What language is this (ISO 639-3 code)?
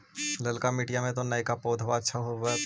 mag